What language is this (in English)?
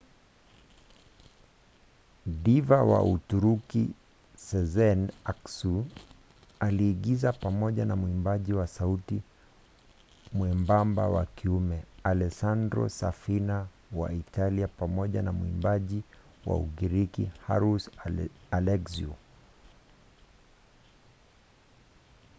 Swahili